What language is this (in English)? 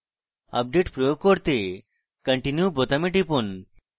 Bangla